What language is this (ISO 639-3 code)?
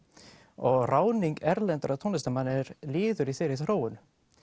isl